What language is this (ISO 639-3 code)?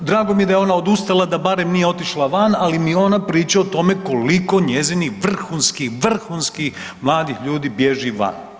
hrv